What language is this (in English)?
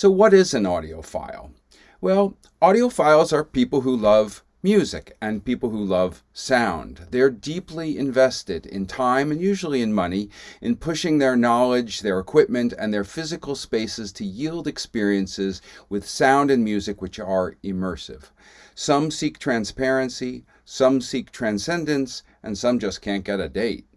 English